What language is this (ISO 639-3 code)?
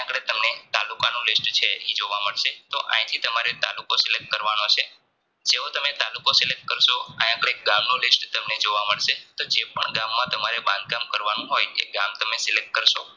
guj